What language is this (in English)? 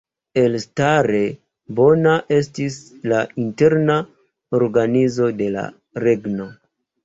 Esperanto